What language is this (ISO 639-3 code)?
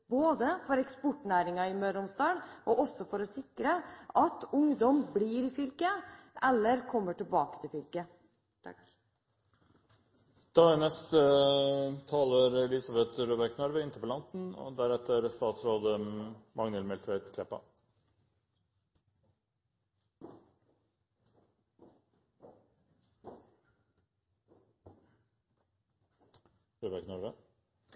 nob